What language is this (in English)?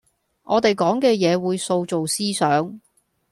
Cantonese